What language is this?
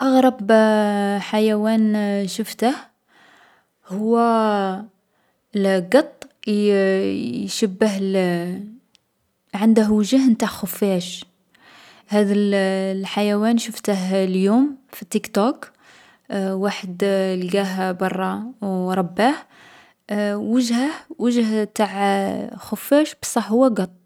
Algerian Arabic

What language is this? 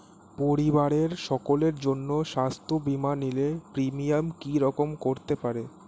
Bangla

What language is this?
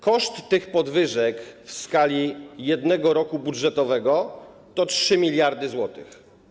Polish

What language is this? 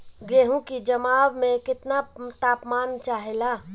Bhojpuri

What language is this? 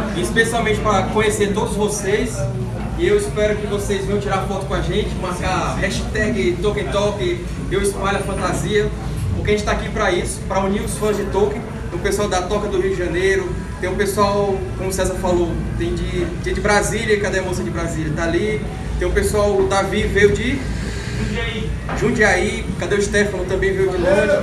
Portuguese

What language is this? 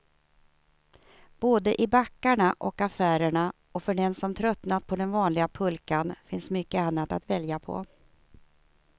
Swedish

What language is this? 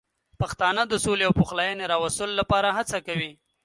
Pashto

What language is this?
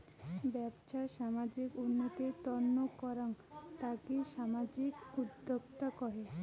Bangla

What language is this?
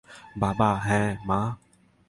Bangla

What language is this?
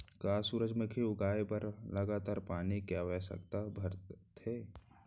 Chhattisgarhi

